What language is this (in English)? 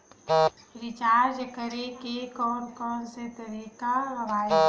Chhattisgarhi